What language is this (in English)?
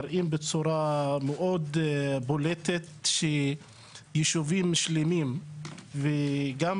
Hebrew